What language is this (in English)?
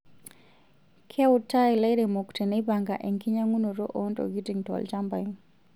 Masai